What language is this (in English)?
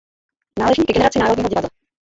Czech